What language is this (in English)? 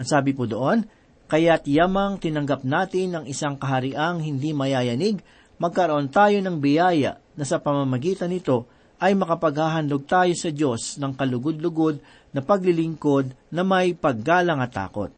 Filipino